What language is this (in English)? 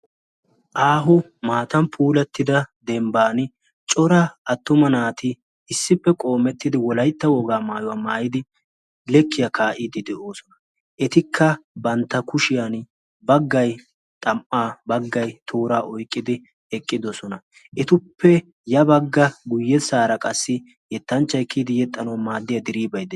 Wolaytta